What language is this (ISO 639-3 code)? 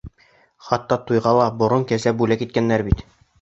bak